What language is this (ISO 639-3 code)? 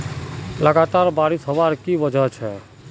mag